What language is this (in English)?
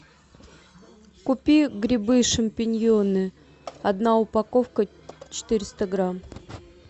Russian